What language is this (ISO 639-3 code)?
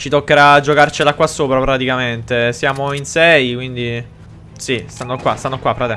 ita